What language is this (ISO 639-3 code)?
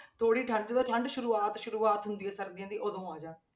pan